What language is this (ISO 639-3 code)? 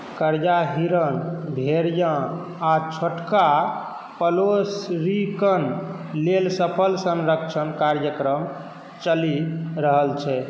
mai